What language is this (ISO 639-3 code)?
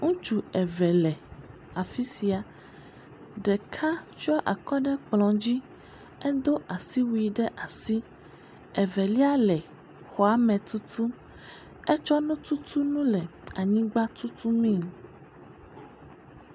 ewe